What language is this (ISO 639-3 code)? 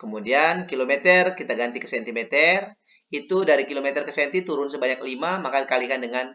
ind